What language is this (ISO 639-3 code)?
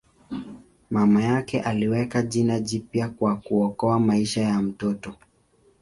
swa